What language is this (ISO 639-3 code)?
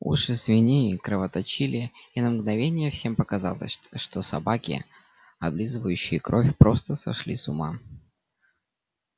rus